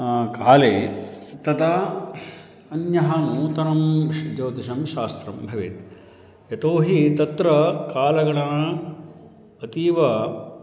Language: Sanskrit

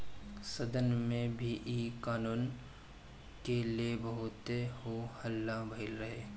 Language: Bhojpuri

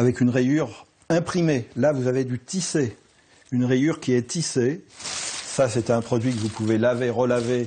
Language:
French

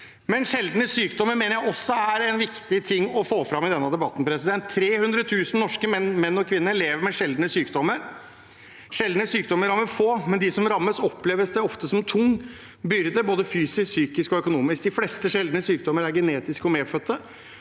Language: Norwegian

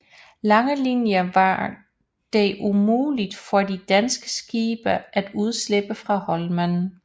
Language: Danish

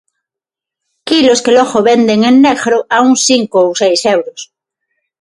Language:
Galician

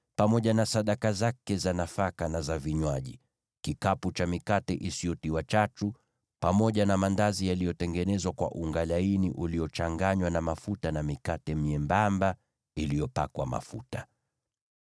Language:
Swahili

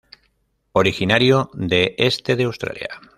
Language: Spanish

